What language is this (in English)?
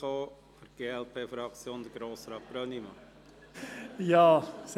Swiss German